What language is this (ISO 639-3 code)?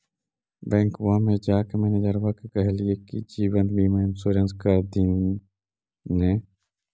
mag